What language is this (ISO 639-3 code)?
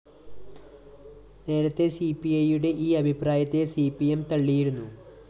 mal